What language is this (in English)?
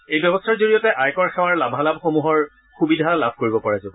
Assamese